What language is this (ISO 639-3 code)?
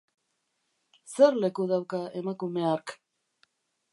eus